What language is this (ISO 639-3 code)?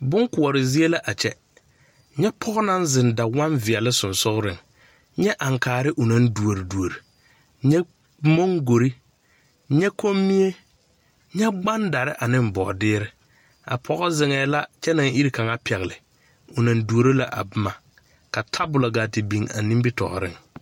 dga